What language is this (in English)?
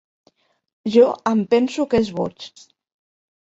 Catalan